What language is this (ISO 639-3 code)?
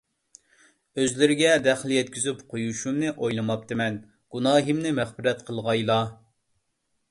uig